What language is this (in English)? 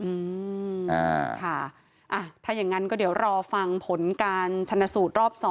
Thai